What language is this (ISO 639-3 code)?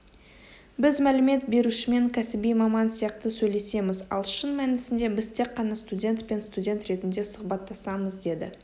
kaz